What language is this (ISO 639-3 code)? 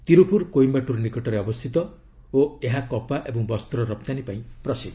ori